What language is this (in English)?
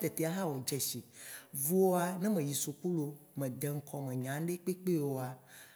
Waci Gbe